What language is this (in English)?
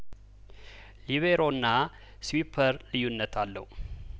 Amharic